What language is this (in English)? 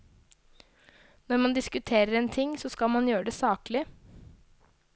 Norwegian